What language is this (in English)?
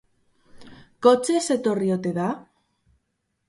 Basque